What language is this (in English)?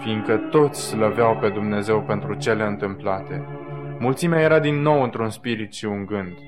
Romanian